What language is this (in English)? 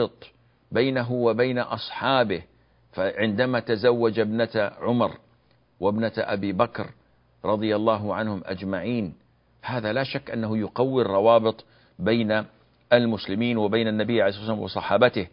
Arabic